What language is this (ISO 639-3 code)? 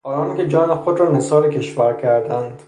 fas